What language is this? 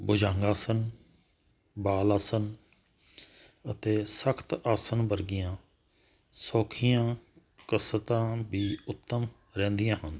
Punjabi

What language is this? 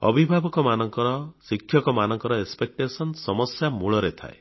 Odia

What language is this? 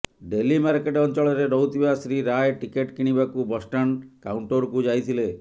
Odia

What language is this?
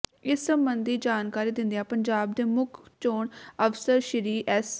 Punjabi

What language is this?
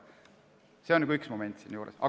Estonian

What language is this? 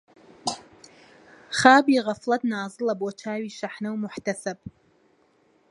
Central Kurdish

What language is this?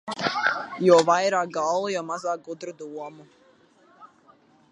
Latvian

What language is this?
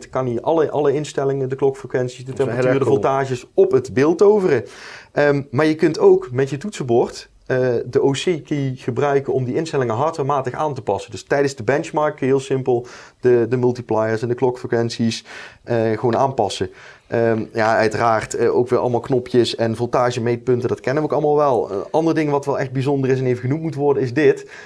Dutch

